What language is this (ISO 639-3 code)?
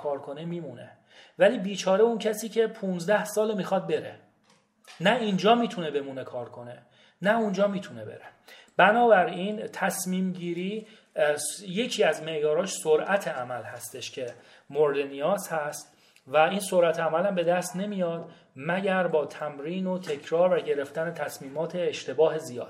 fas